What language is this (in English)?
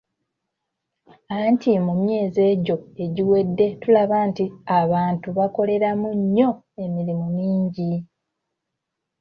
Ganda